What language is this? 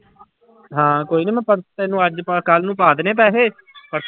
Punjabi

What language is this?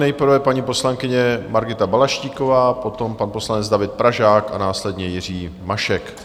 Czech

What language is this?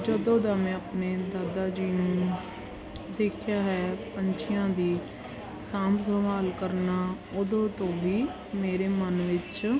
Punjabi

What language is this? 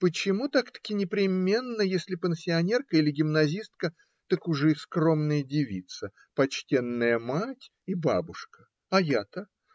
Russian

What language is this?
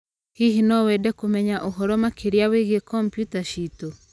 Kikuyu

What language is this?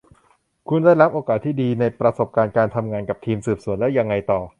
Thai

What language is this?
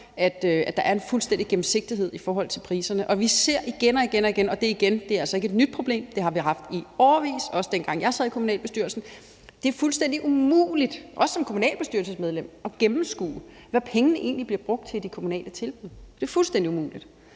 Danish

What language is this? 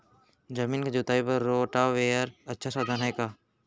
Chhattisgarhi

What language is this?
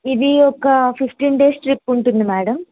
Telugu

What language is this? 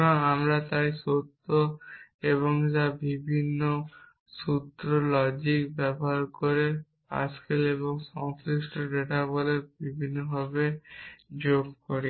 Bangla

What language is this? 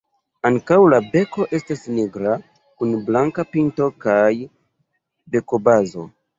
Esperanto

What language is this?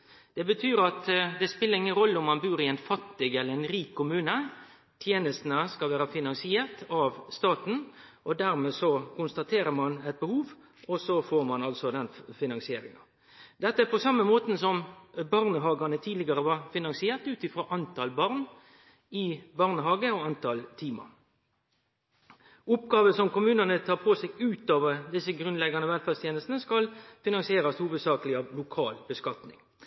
Norwegian Nynorsk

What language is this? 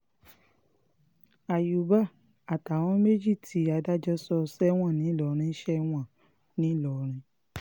Yoruba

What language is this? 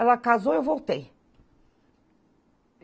Portuguese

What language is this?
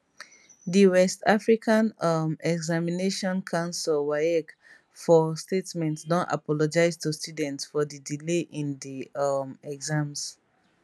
Nigerian Pidgin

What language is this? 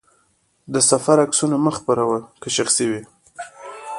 Pashto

